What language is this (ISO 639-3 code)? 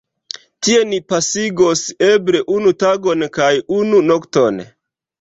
epo